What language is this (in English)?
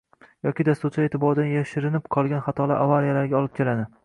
Uzbek